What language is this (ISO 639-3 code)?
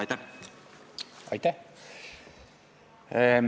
est